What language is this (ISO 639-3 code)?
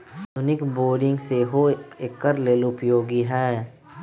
mag